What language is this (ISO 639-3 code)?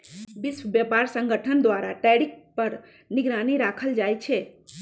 mag